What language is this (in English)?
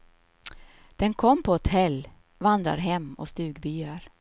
Swedish